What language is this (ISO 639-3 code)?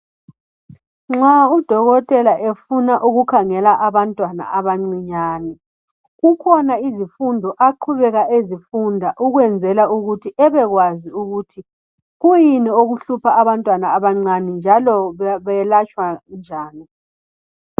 nde